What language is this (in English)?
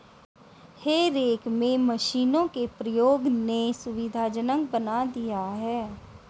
Hindi